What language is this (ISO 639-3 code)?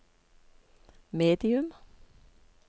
nor